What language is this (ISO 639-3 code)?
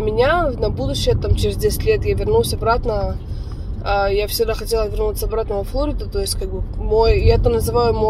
rus